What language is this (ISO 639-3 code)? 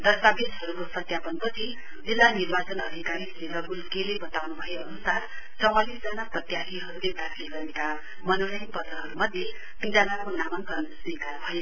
nep